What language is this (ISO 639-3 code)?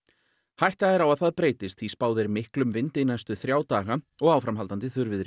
isl